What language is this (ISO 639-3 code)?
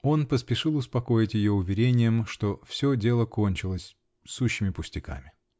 rus